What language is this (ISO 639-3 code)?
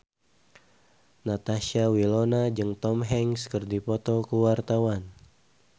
sun